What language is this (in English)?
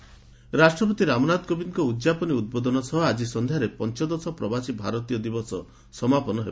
Odia